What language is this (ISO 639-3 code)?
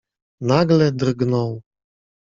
pol